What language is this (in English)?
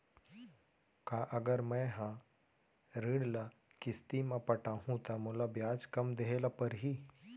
Chhattisgarhi